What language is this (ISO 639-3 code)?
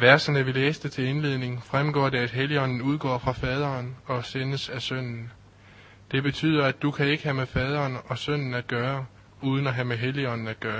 dan